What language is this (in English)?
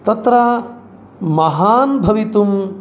Sanskrit